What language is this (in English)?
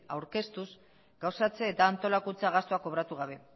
Basque